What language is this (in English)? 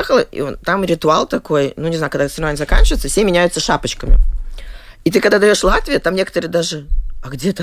Russian